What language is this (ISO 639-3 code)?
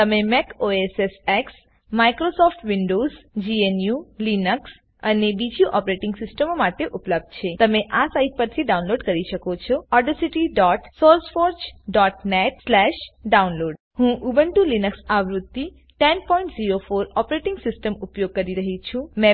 guj